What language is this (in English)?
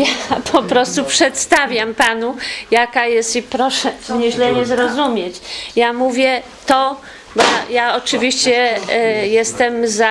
Polish